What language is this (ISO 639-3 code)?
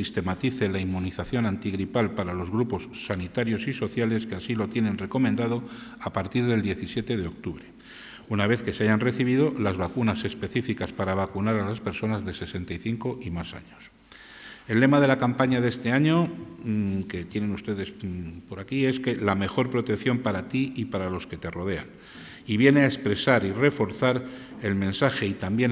spa